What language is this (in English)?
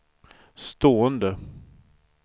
Swedish